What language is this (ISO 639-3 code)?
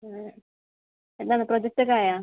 mal